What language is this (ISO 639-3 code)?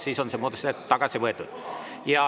est